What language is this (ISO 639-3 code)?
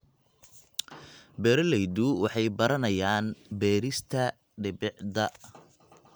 som